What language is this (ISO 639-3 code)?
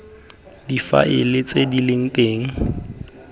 tsn